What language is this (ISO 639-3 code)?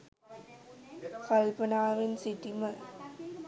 sin